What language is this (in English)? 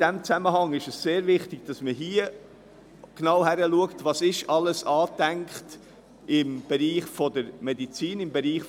Swiss German